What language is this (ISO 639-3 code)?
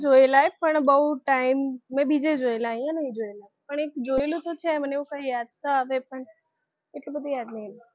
guj